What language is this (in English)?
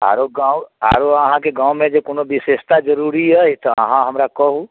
Maithili